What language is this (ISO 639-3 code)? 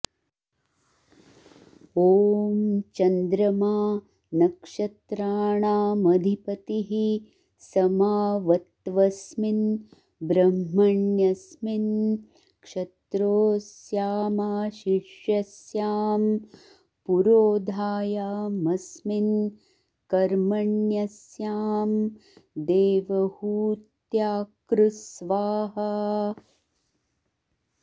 san